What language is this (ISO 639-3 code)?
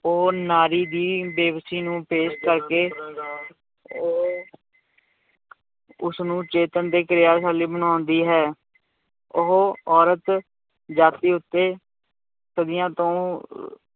pan